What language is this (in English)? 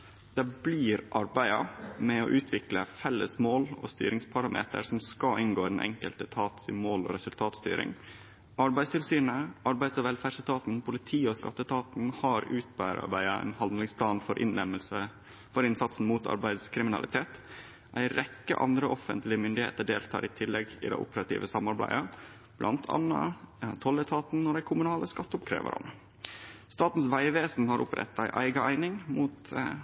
Norwegian Nynorsk